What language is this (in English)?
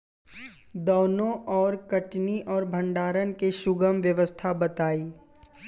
Bhojpuri